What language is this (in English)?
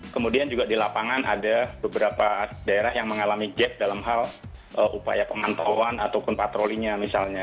Indonesian